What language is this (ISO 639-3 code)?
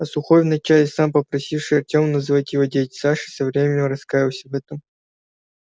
rus